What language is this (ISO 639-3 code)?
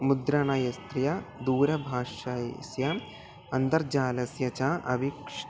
san